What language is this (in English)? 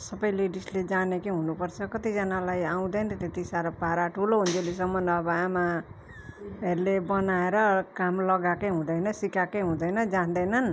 Nepali